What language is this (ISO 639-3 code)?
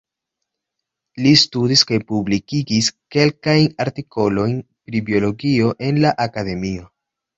epo